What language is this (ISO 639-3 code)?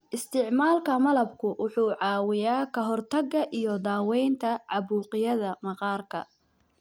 som